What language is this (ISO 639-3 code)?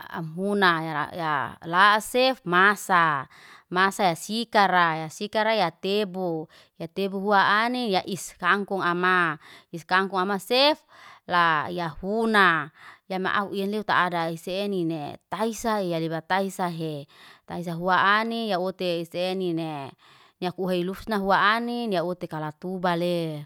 ste